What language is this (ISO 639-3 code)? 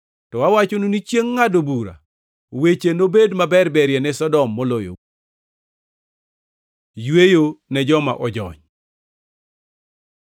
luo